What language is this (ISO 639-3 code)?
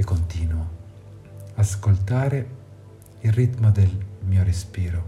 ita